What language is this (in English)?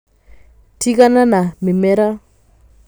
Kikuyu